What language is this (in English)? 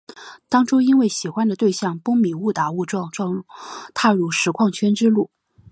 Chinese